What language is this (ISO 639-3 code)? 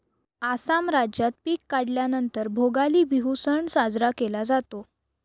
mar